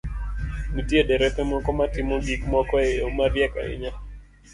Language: Luo (Kenya and Tanzania)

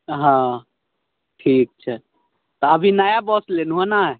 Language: Maithili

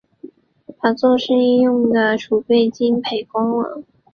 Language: Chinese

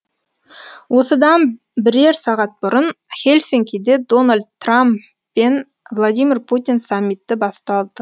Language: Kazakh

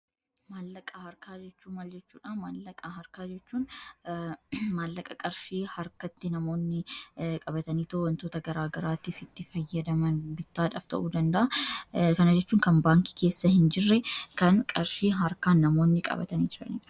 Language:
Oromo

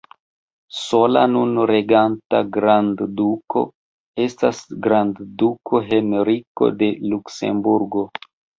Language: Esperanto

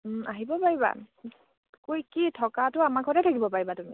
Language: Assamese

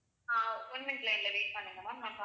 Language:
Tamil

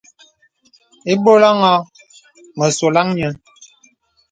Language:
Bebele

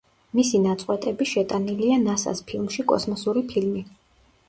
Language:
Georgian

